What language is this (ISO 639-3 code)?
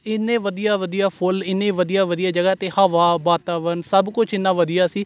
pan